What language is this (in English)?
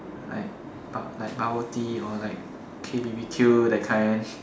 English